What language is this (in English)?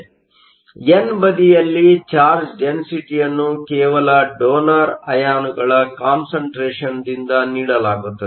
Kannada